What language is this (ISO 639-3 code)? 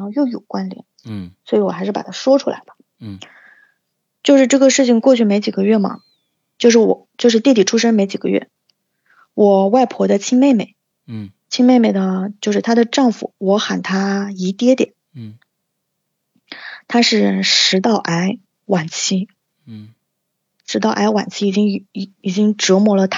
zho